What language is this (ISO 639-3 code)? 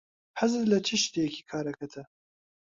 ckb